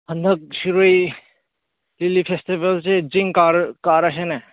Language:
Manipuri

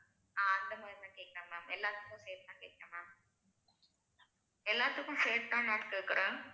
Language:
Tamil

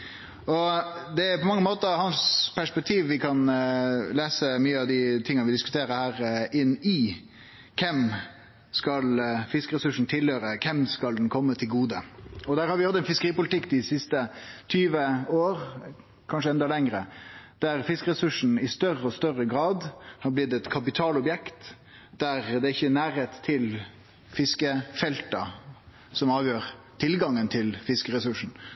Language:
Norwegian Nynorsk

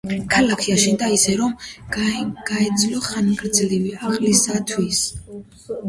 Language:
Georgian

